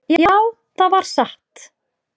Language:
Icelandic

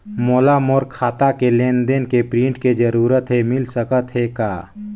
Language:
Chhattisgarhi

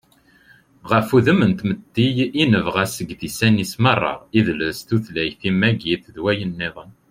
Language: Kabyle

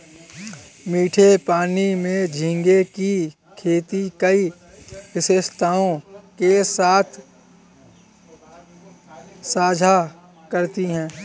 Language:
Hindi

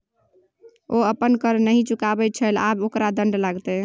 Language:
Maithili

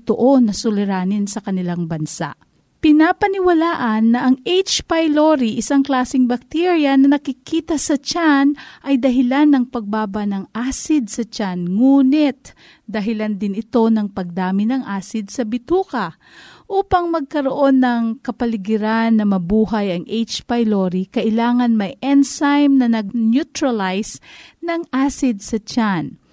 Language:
Filipino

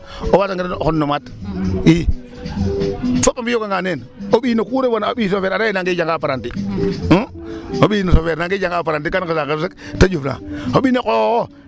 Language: Serer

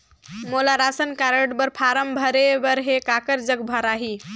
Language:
Chhattisgarhi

